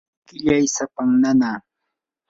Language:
Yanahuanca Pasco Quechua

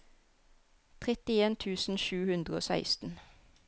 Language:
Norwegian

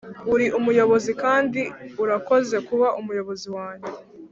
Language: Kinyarwanda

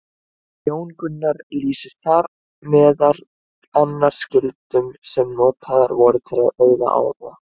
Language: Icelandic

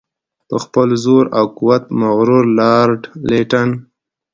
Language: Pashto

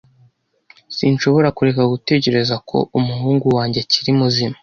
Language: Kinyarwanda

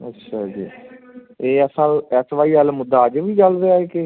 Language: Punjabi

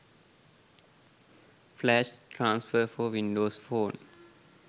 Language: Sinhala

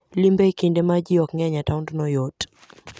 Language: Luo (Kenya and Tanzania)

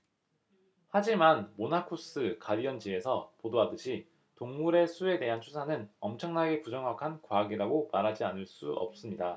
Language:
Korean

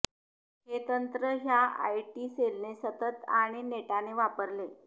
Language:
Marathi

